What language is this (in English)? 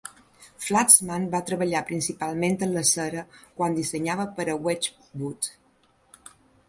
Catalan